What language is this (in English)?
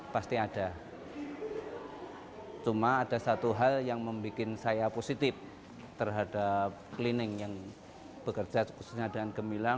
Indonesian